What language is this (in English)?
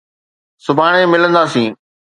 Sindhi